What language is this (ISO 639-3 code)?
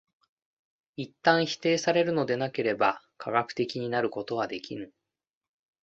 jpn